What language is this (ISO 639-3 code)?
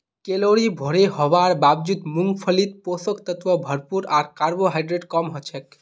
mag